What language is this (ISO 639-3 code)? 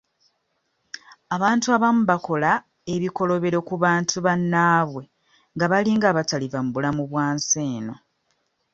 lug